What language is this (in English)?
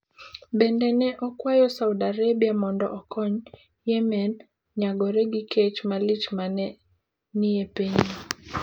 Luo (Kenya and Tanzania)